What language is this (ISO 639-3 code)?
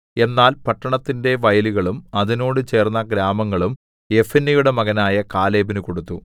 mal